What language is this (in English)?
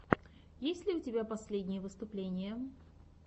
Russian